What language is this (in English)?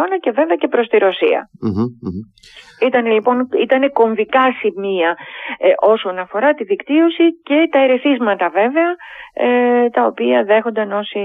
Greek